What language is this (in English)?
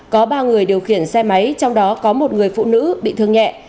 Vietnamese